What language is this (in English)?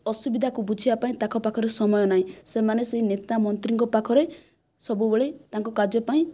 Odia